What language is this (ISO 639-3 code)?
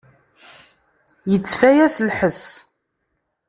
kab